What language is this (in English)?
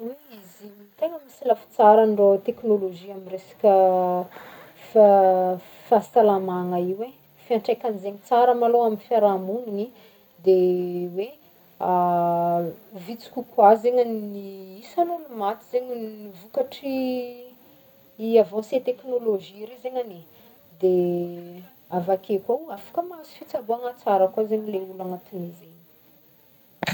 Northern Betsimisaraka Malagasy